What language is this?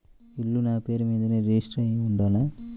Telugu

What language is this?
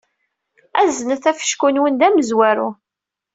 Kabyle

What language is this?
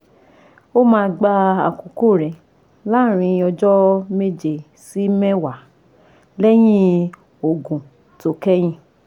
Yoruba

